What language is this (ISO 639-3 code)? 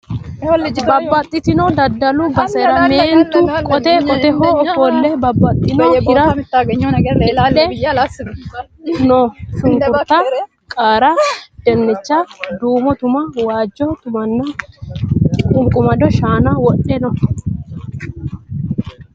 sid